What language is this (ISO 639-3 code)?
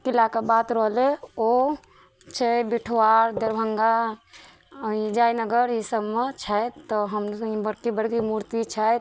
mai